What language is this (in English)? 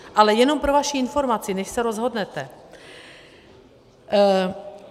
Czech